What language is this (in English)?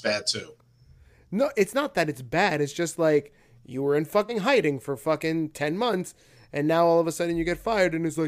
English